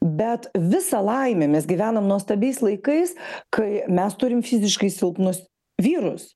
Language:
Lithuanian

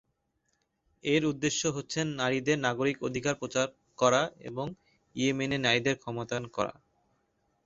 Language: Bangla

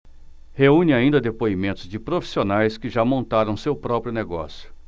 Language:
Portuguese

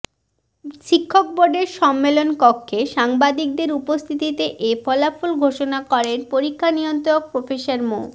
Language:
Bangla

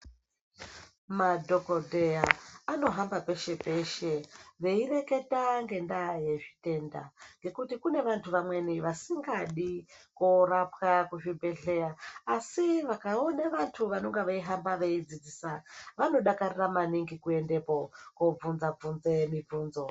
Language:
Ndau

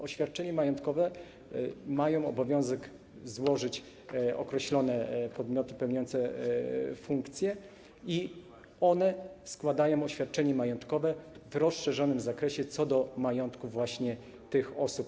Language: Polish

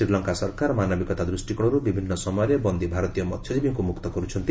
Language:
Odia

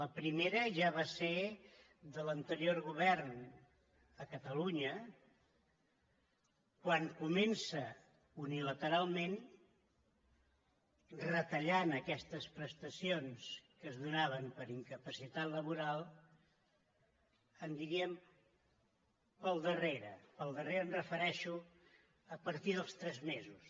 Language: Catalan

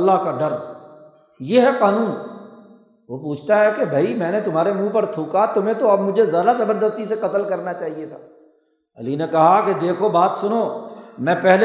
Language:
Urdu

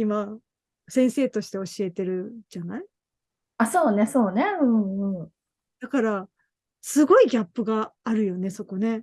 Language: Japanese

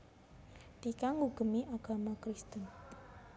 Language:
Javanese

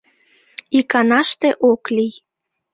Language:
Mari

